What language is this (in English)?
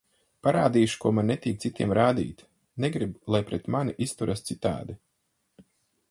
Latvian